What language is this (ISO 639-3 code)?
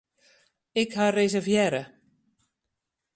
fry